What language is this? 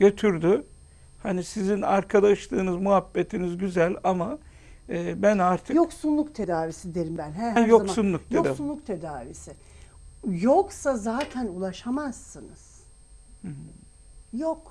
Turkish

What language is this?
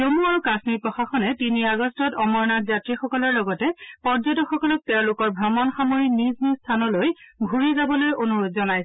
Assamese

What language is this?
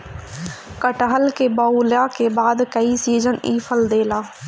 Bhojpuri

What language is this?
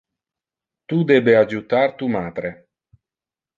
Interlingua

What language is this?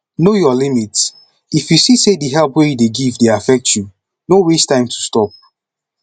Nigerian Pidgin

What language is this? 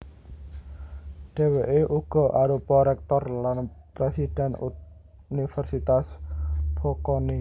Javanese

